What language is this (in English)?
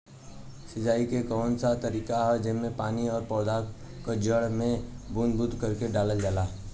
Bhojpuri